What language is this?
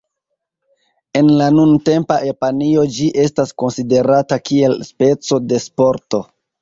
Esperanto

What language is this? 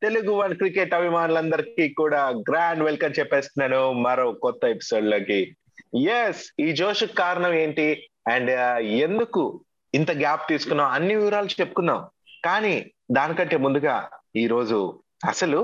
Telugu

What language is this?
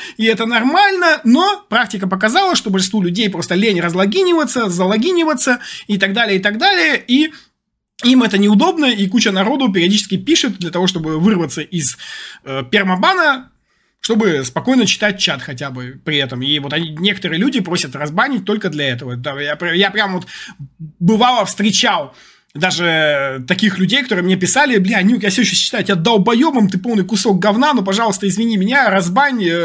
Russian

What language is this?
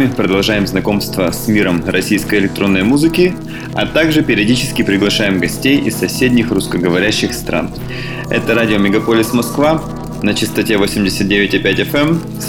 Russian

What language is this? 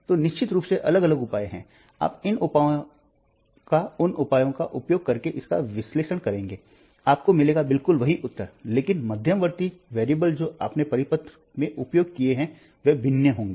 Hindi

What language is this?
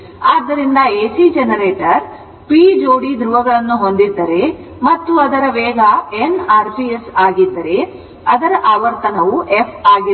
Kannada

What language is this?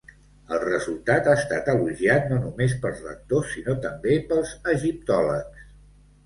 Catalan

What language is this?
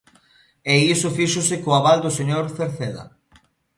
Galician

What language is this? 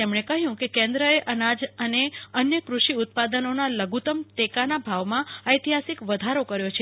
Gujarati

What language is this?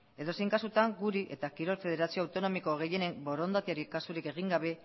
Basque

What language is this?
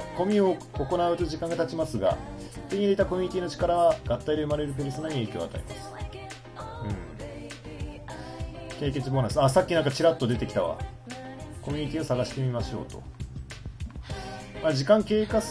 Japanese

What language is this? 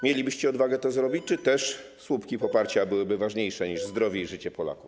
Polish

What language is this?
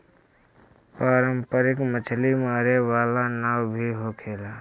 Bhojpuri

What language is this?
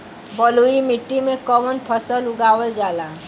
Bhojpuri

